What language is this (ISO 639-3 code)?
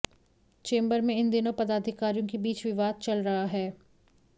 hin